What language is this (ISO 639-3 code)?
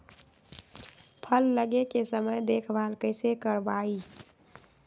mag